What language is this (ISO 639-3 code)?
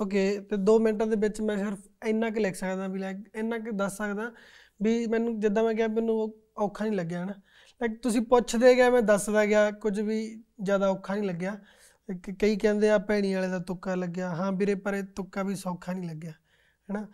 pan